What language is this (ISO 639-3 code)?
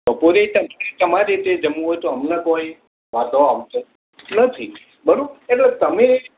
guj